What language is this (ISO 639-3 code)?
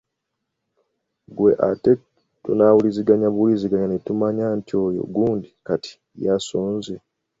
lug